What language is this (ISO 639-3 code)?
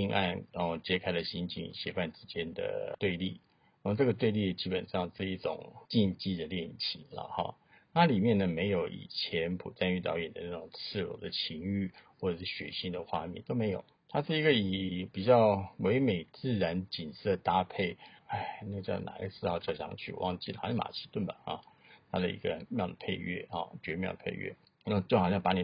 zho